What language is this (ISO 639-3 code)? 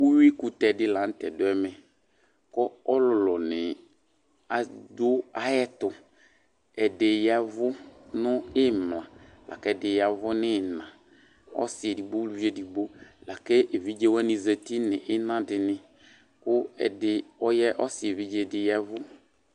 kpo